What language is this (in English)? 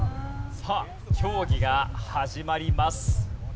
Japanese